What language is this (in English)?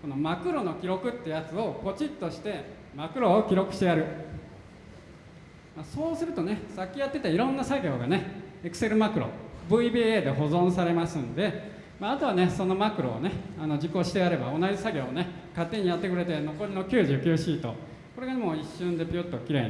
Japanese